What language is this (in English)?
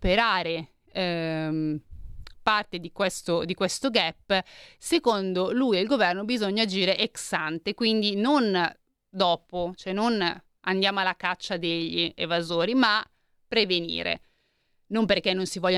Italian